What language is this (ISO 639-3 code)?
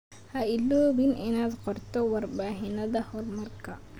som